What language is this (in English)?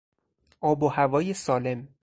Persian